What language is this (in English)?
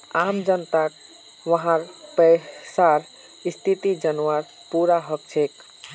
Magahi